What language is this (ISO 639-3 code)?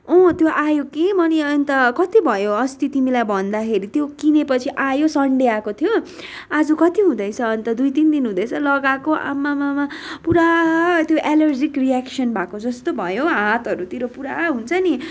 nep